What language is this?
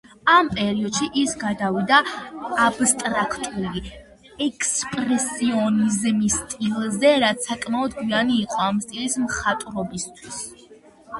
Georgian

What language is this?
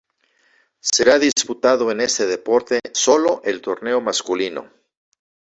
Spanish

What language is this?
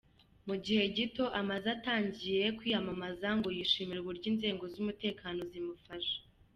Kinyarwanda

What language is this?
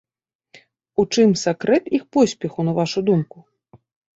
Belarusian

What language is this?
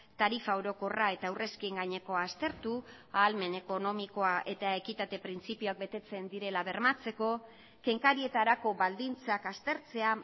Basque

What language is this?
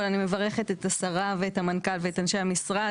Hebrew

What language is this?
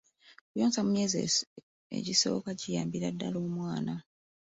Ganda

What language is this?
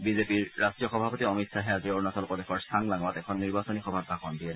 Assamese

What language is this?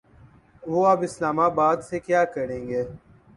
Urdu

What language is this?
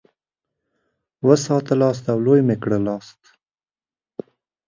Pashto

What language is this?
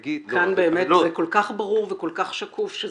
Hebrew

